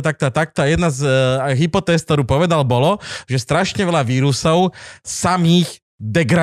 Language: Slovak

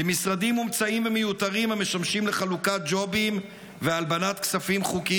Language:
Hebrew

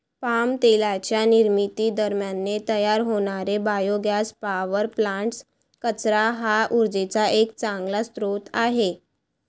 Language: Marathi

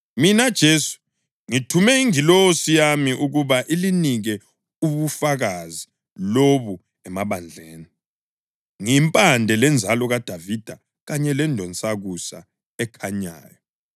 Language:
North Ndebele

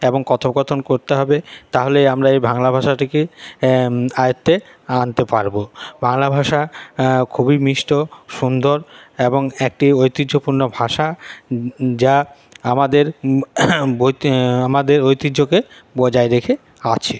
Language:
Bangla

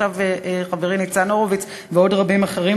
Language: Hebrew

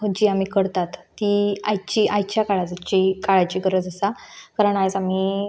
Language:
Konkani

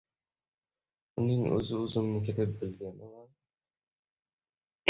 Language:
Uzbek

